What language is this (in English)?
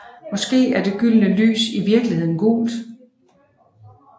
Danish